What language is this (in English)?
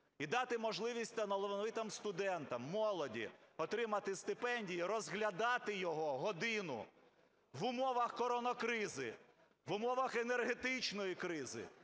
Ukrainian